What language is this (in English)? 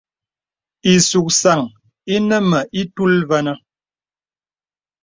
Bebele